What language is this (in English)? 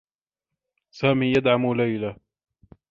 Arabic